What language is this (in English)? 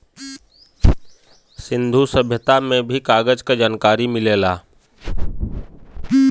Bhojpuri